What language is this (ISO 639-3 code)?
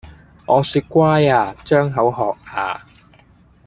yue